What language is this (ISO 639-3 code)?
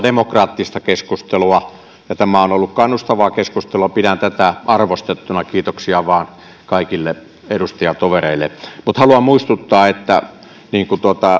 fin